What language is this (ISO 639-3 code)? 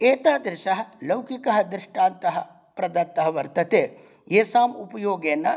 san